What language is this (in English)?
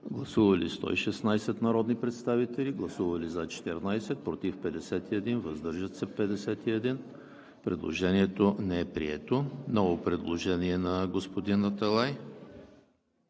Bulgarian